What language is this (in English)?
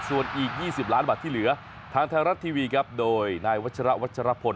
Thai